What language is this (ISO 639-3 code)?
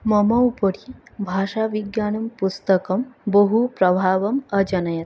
san